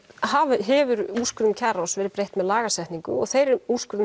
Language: Icelandic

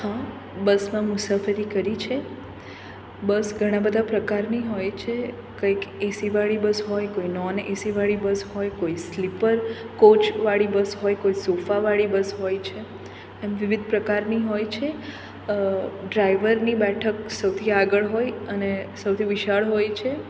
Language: Gujarati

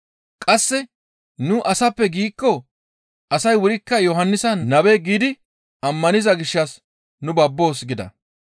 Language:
Gamo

